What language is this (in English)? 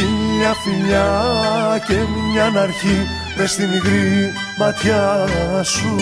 Greek